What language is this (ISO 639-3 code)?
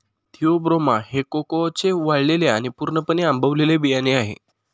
mar